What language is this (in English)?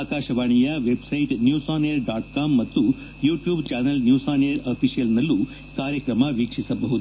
Kannada